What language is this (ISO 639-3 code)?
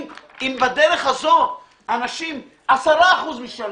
heb